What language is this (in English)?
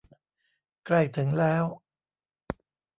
Thai